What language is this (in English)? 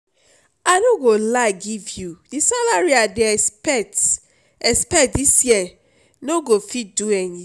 Nigerian Pidgin